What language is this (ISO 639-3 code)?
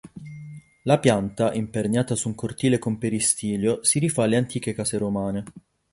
ita